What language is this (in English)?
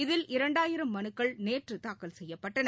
Tamil